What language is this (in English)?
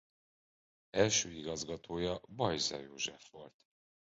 Hungarian